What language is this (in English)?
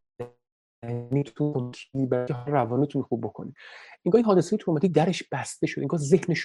Persian